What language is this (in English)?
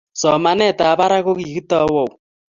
Kalenjin